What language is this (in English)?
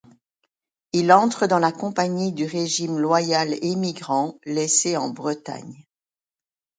French